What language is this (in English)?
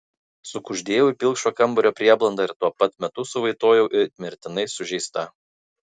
Lithuanian